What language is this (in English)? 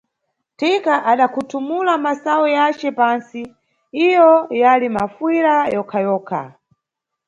Nyungwe